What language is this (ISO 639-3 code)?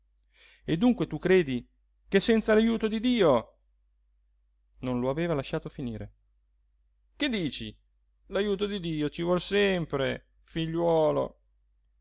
ita